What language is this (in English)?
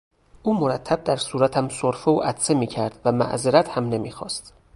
Persian